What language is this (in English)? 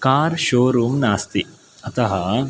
Sanskrit